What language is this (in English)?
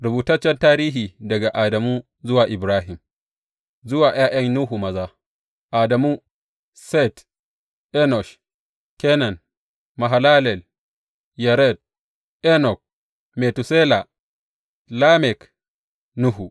Hausa